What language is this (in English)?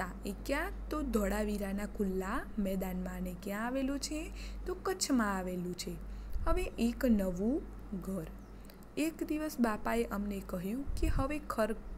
Hindi